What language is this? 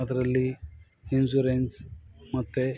Kannada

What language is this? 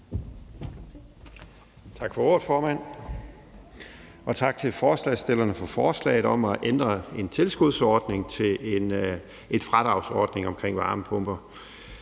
Danish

